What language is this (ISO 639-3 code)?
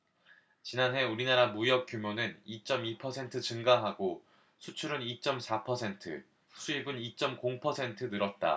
kor